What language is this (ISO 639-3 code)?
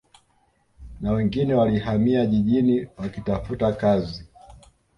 swa